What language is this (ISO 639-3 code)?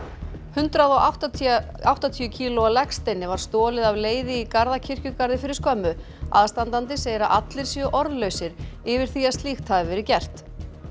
isl